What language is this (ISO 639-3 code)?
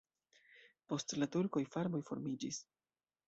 epo